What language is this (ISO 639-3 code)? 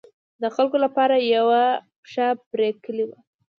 pus